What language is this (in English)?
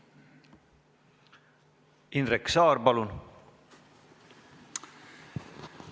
Estonian